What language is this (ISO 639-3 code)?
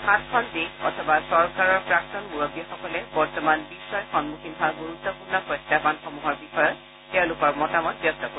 asm